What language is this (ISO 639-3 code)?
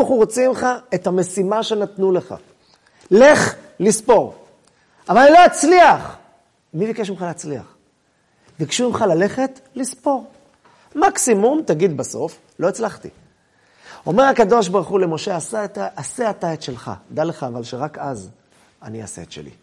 heb